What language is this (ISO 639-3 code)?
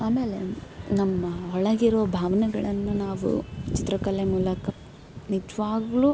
kan